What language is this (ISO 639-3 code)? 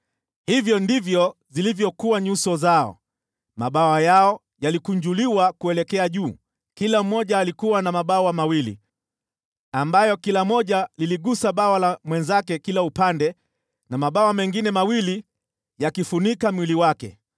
swa